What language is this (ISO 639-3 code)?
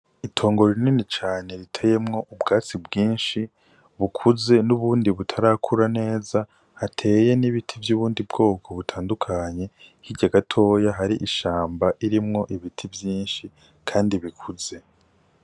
run